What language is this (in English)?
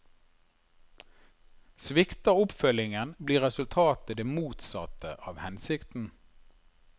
Norwegian